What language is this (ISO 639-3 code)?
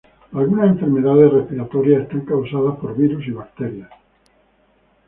spa